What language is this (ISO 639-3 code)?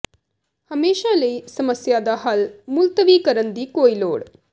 pan